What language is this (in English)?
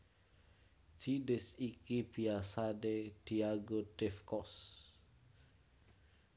Javanese